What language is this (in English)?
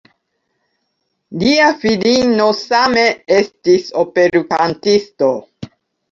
Esperanto